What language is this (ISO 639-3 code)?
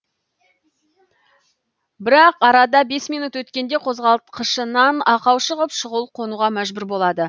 kaz